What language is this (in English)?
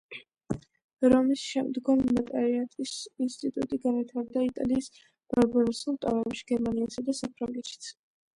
Georgian